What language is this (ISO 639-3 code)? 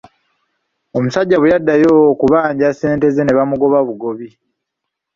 lug